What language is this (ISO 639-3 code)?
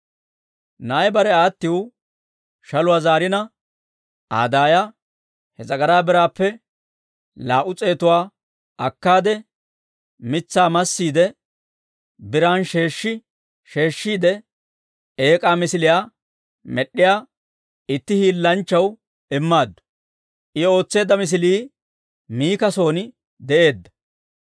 dwr